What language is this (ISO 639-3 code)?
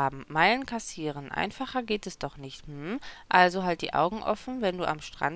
deu